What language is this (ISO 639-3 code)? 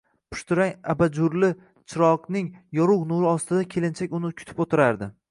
uzb